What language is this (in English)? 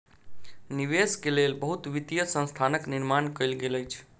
Maithili